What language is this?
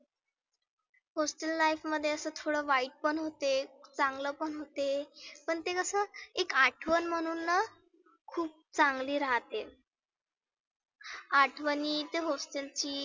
Marathi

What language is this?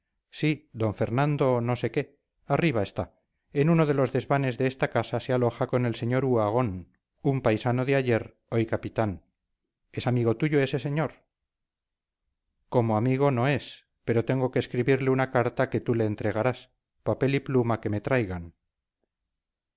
Spanish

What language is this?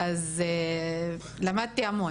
Hebrew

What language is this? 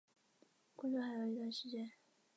Chinese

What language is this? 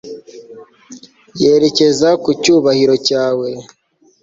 Kinyarwanda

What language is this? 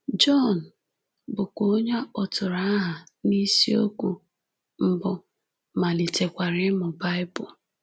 Igbo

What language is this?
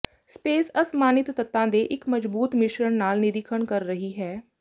Punjabi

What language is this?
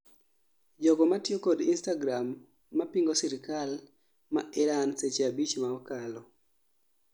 Luo (Kenya and Tanzania)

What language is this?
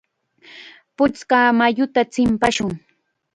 Chiquián Ancash Quechua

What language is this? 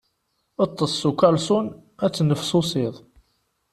Kabyle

